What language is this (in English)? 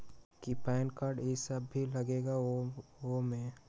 Magahi